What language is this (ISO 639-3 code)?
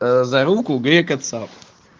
rus